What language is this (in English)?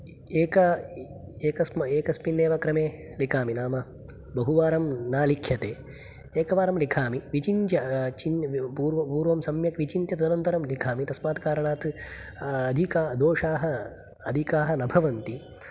Sanskrit